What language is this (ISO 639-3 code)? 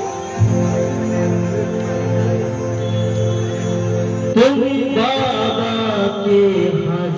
ara